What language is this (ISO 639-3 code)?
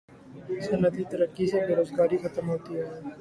urd